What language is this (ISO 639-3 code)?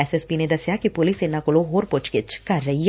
pan